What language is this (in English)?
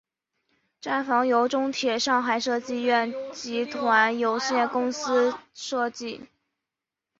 Chinese